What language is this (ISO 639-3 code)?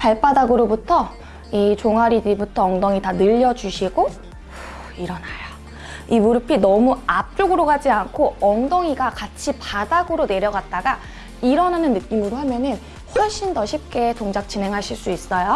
kor